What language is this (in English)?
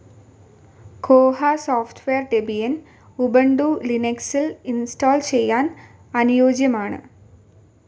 Malayalam